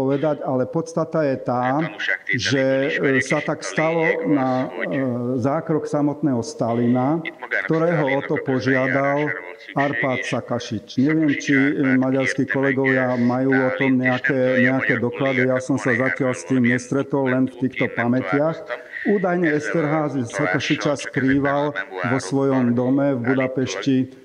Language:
Slovak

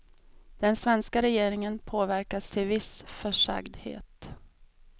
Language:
Swedish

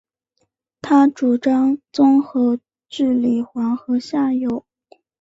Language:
Chinese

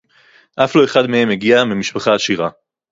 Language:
Hebrew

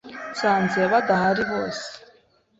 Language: Kinyarwanda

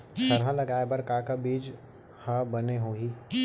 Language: Chhattisgarhi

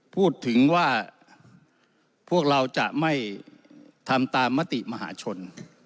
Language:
Thai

